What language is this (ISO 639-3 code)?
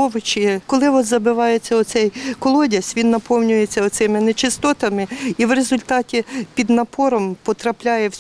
ukr